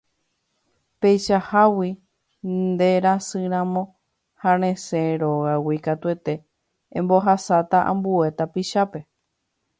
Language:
Guarani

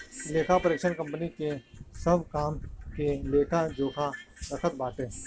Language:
Bhojpuri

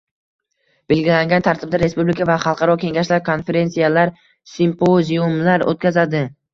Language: Uzbek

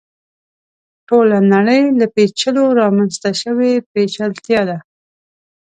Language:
Pashto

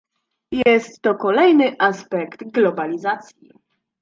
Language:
Polish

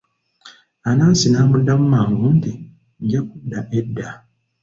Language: Ganda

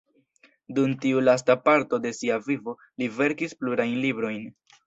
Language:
Esperanto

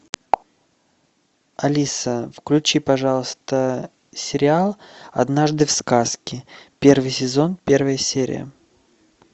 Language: Russian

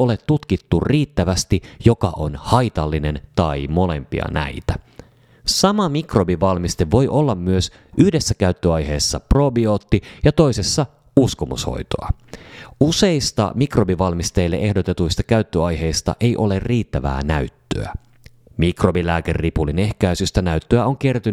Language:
Finnish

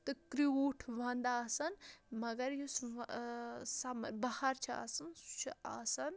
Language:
Kashmiri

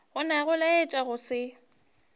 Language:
Northern Sotho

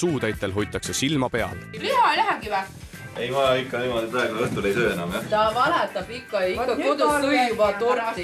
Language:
Finnish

